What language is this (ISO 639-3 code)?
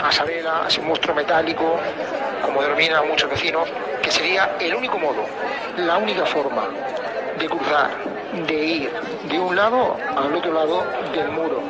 spa